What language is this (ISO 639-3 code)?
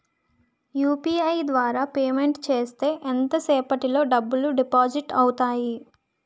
tel